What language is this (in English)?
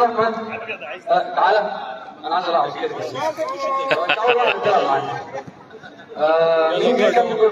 Arabic